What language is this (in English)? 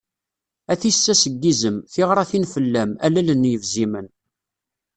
Kabyle